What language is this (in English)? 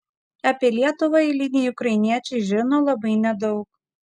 Lithuanian